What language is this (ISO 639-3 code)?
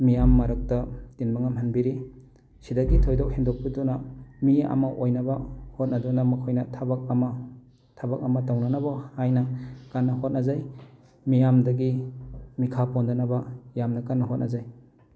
mni